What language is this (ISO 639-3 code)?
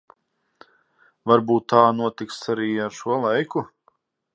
lav